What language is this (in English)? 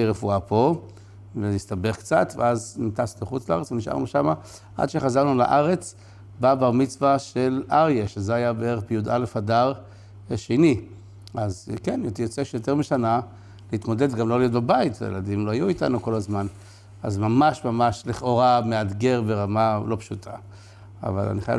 Hebrew